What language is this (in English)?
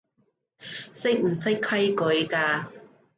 Cantonese